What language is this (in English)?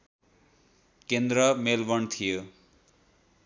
Nepali